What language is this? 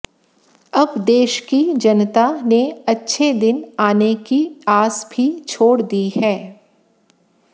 Hindi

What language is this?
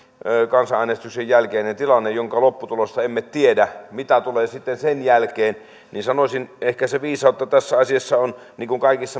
Finnish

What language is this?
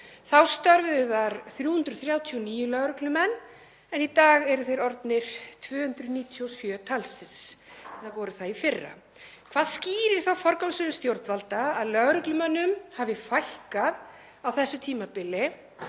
Icelandic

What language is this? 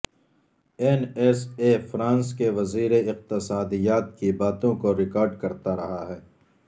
Urdu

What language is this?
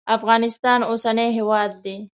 Pashto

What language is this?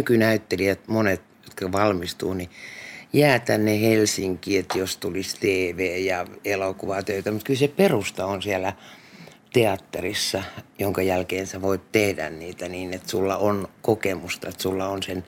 Finnish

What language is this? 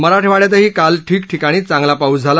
Marathi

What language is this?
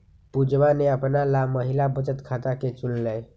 Magahi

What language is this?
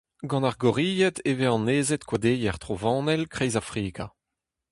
Breton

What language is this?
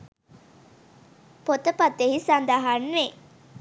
Sinhala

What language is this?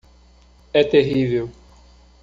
Portuguese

